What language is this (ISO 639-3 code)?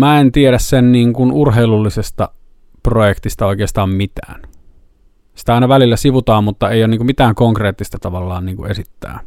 fin